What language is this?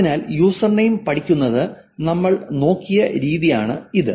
Malayalam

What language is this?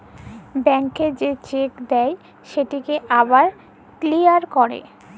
Bangla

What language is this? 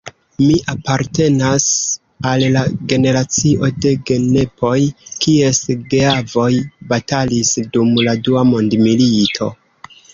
Esperanto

